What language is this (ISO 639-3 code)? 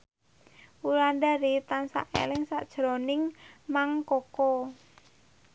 jav